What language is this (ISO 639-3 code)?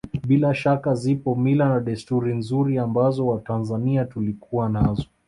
swa